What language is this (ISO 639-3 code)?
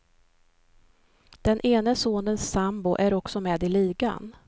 swe